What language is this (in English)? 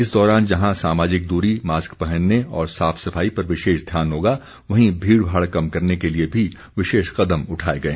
Hindi